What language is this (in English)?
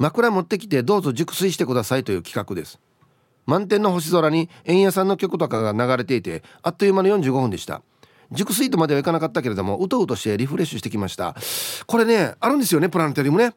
Japanese